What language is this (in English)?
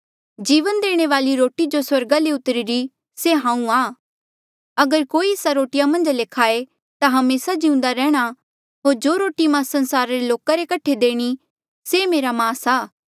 Mandeali